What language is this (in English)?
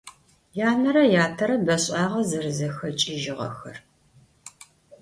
Adyghe